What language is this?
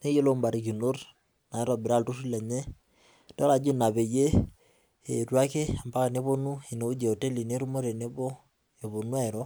Masai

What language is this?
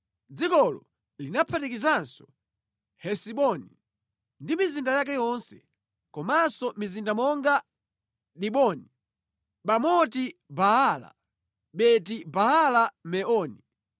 Nyanja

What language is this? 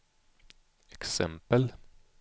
Swedish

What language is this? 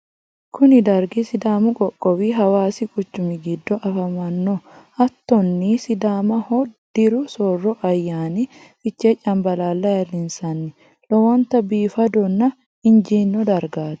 Sidamo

